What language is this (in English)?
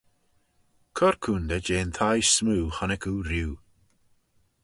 Manx